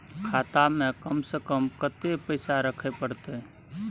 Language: Maithili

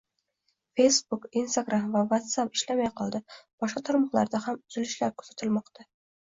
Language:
Uzbek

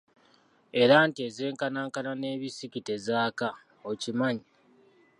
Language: Ganda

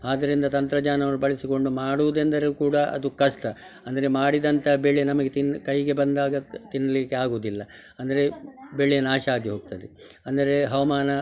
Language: Kannada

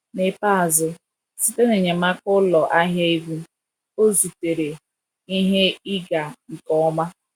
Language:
Igbo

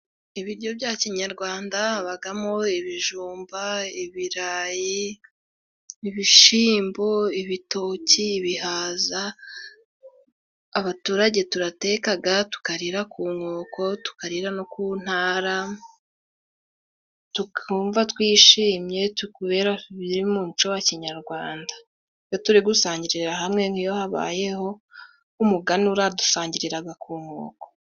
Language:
Kinyarwanda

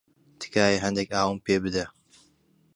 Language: Central Kurdish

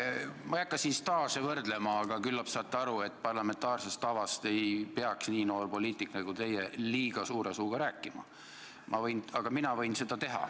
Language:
Estonian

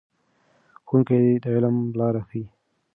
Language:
Pashto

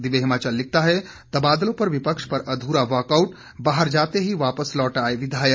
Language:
Hindi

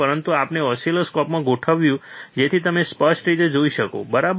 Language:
Gujarati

